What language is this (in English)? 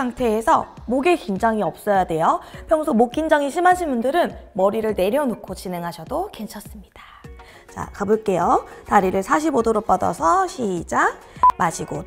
Korean